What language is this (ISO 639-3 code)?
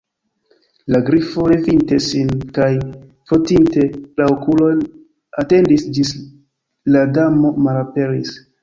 epo